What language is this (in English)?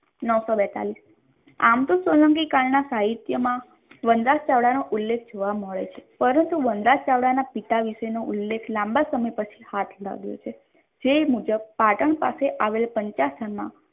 Gujarati